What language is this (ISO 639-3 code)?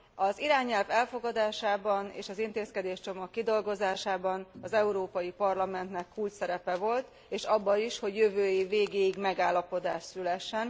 hun